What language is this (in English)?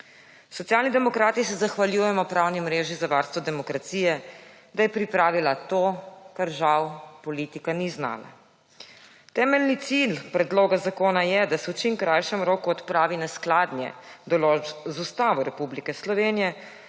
Slovenian